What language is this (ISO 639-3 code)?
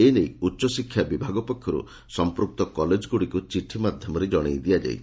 ori